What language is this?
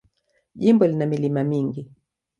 Swahili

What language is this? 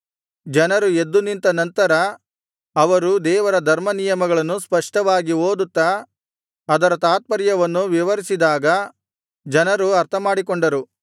Kannada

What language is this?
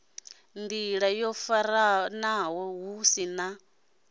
Venda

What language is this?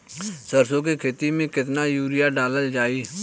Bhojpuri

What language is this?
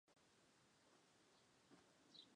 Chinese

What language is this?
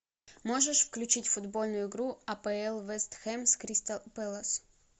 Russian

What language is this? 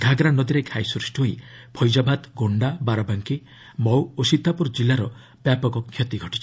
Odia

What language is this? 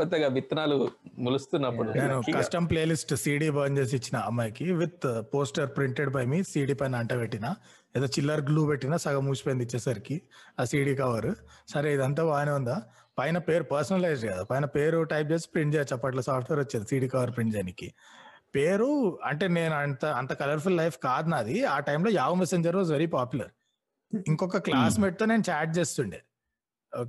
Telugu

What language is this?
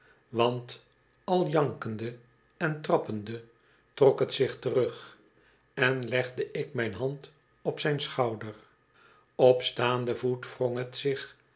Dutch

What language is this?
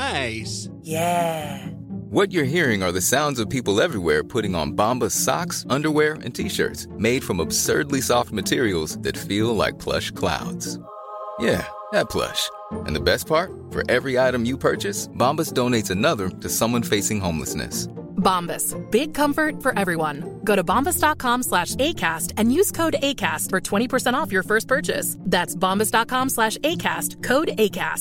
Swedish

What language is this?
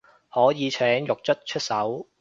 Cantonese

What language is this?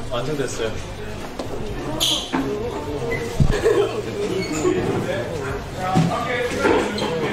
Korean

